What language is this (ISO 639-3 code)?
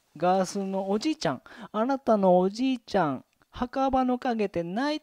jpn